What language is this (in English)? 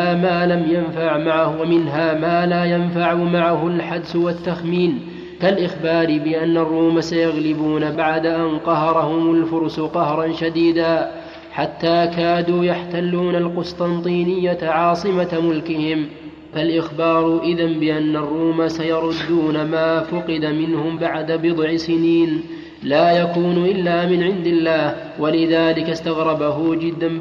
Arabic